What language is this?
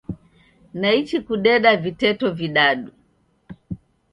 Taita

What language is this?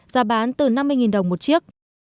Vietnamese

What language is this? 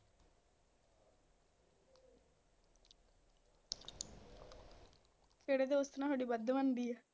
Punjabi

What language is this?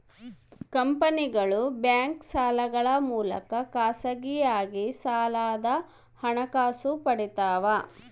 Kannada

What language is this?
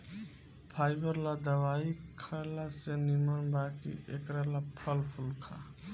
Bhojpuri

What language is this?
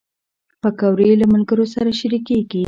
Pashto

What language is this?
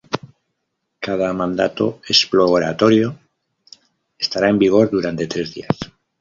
Spanish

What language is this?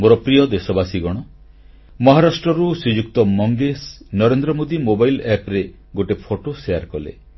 Odia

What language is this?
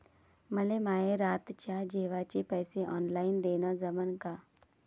Marathi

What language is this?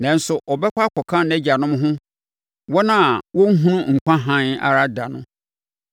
Akan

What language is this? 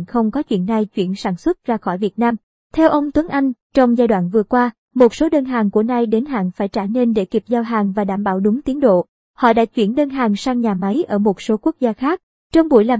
Vietnamese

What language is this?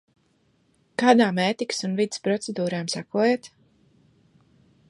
Latvian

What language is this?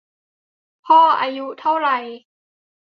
Thai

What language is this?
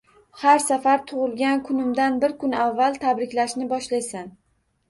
Uzbek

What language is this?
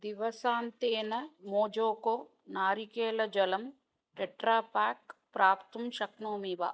Sanskrit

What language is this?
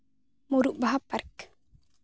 Santali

